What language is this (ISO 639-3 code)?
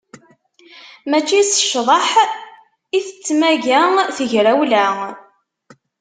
kab